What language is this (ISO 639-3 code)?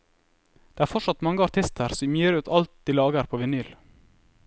nor